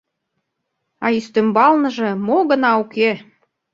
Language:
Mari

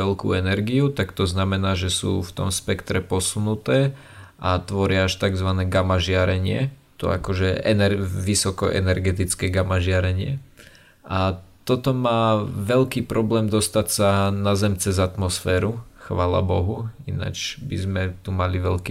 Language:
Slovak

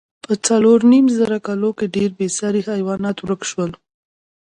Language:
Pashto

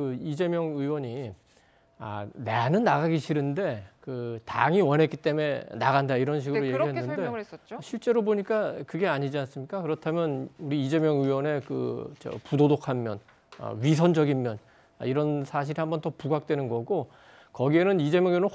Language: Korean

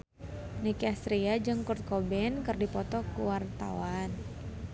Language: Sundanese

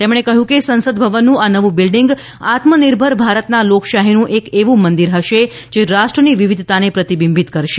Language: Gujarati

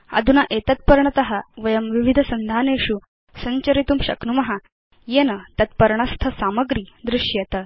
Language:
Sanskrit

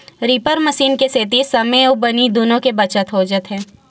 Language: Chhattisgarhi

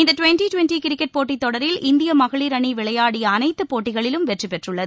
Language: Tamil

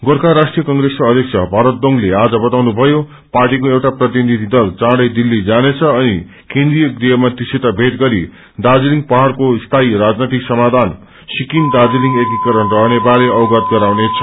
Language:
Nepali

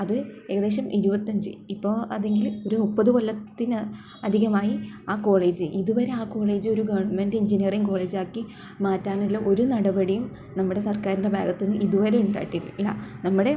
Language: Malayalam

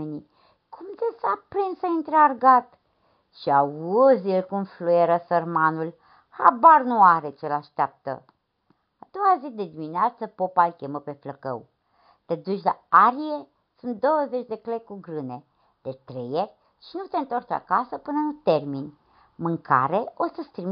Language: Romanian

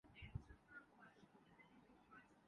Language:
Urdu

